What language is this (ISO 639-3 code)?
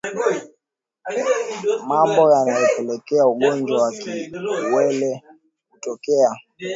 swa